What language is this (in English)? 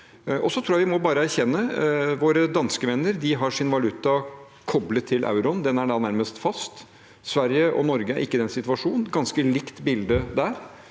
Norwegian